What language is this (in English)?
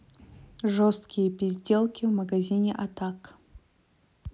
Russian